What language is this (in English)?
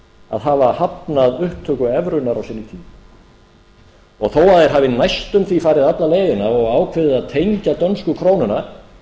Icelandic